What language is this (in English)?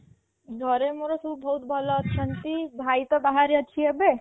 Odia